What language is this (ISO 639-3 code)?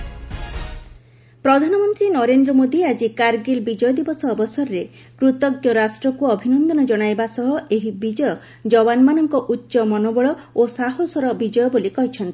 ori